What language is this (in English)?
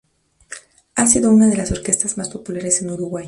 Spanish